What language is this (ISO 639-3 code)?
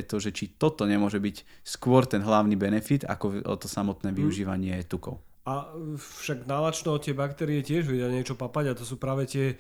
slk